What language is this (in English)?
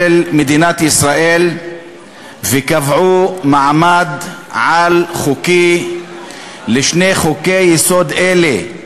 Hebrew